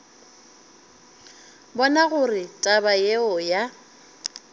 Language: Northern Sotho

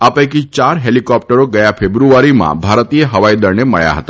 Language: Gujarati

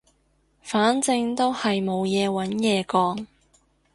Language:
Cantonese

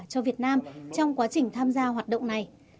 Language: Vietnamese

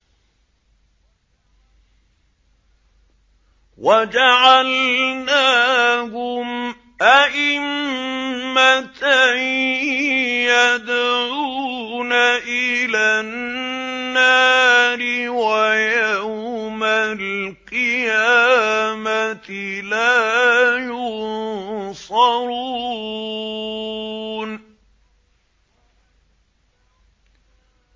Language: Arabic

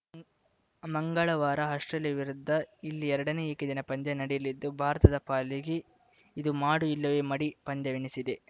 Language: Kannada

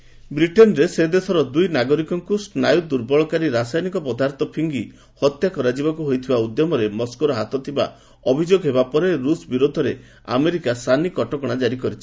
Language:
Odia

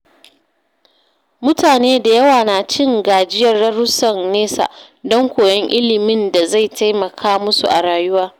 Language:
Hausa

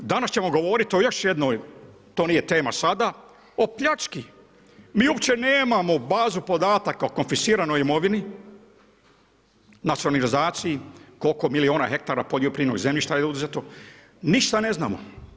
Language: Croatian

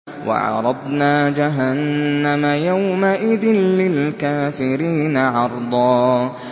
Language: Arabic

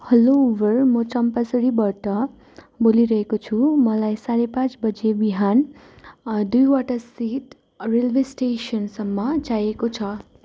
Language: Nepali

